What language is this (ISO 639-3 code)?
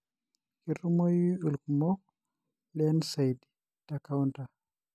mas